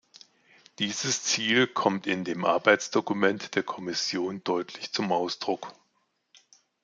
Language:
German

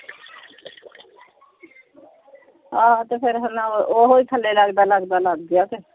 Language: Punjabi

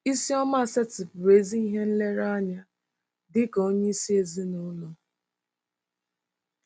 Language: Igbo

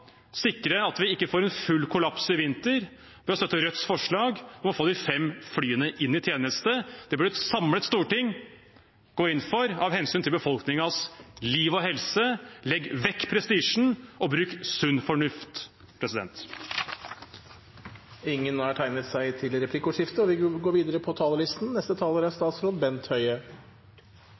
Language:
Norwegian Bokmål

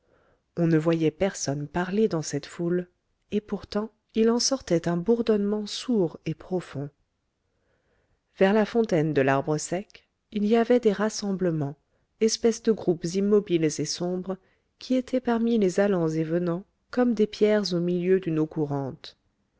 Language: French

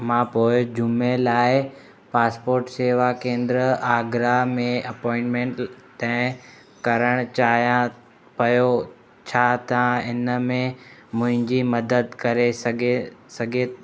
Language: Sindhi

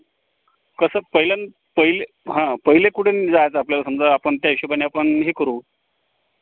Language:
Marathi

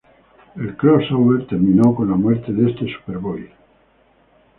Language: Spanish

